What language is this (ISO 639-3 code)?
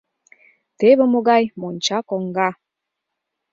chm